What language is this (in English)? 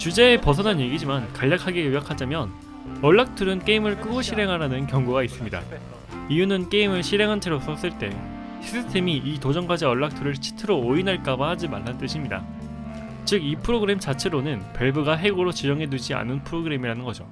Korean